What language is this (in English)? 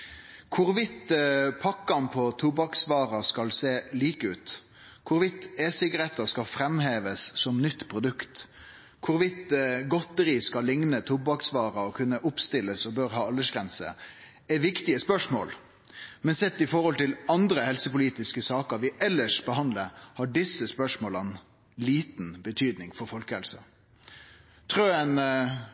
Norwegian Nynorsk